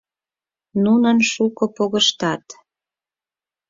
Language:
Mari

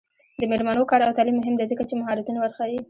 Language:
Pashto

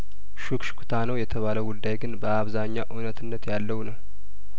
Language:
Amharic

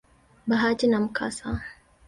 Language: Swahili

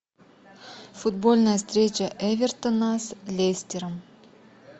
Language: Russian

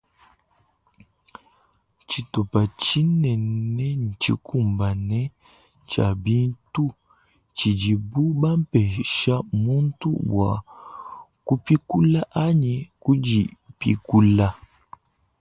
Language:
Luba-Lulua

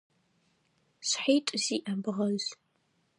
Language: Adyghe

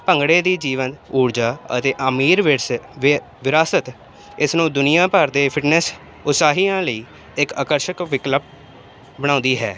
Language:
Punjabi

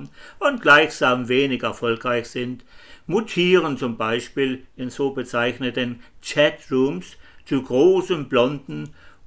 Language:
German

